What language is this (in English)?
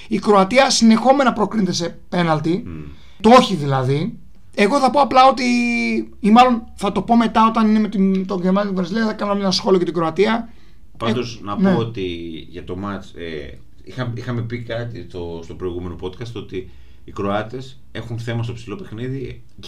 Greek